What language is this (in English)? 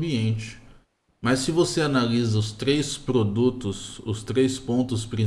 Portuguese